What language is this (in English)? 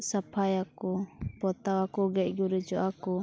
Santali